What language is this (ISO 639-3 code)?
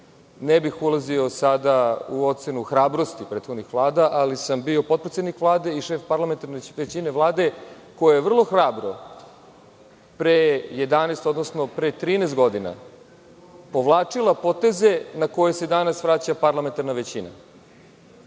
srp